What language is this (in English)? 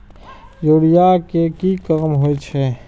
Maithili